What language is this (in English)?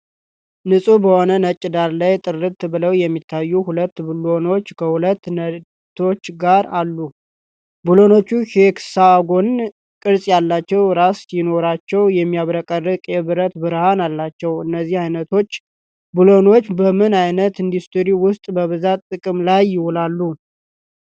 Amharic